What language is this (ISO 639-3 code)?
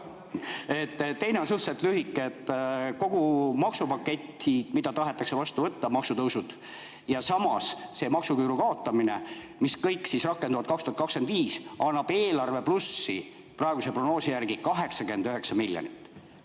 est